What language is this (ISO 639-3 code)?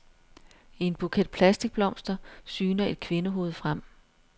dan